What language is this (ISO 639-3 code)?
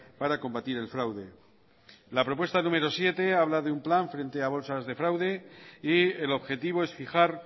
spa